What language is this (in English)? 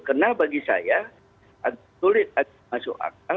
Indonesian